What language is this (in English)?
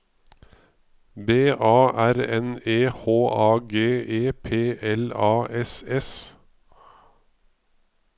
Norwegian